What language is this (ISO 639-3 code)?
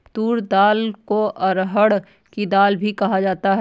hin